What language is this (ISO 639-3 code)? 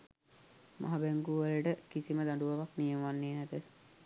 sin